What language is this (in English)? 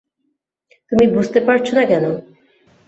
Bangla